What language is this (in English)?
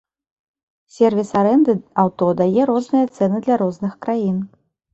Belarusian